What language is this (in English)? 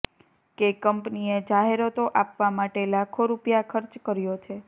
Gujarati